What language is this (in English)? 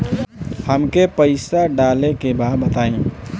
Bhojpuri